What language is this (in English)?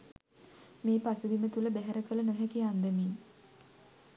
Sinhala